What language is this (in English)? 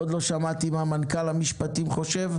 Hebrew